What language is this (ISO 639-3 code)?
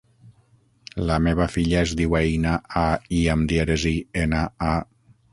cat